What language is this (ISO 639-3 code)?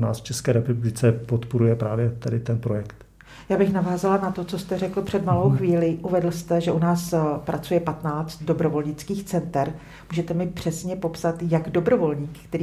ces